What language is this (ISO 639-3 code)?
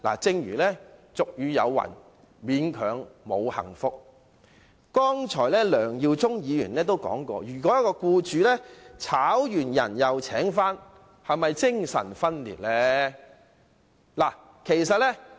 yue